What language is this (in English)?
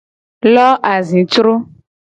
Gen